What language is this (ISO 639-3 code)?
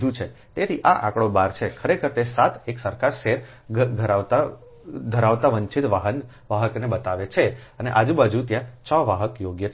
guj